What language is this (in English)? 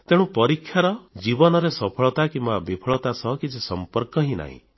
Odia